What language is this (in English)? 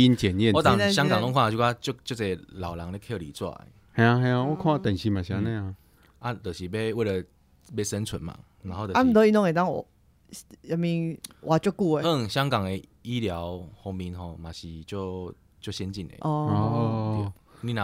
Chinese